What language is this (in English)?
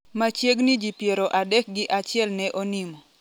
Luo (Kenya and Tanzania)